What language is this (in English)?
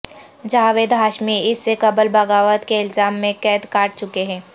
Urdu